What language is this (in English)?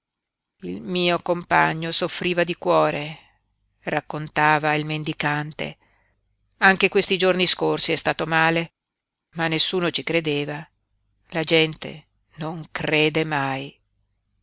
Italian